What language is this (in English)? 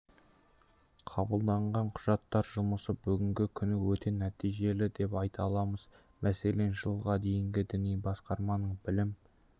Kazakh